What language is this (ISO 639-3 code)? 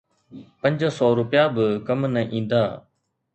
snd